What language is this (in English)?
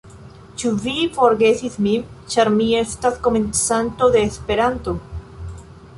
Esperanto